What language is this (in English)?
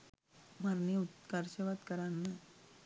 Sinhala